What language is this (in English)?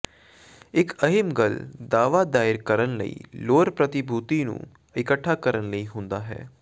Punjabi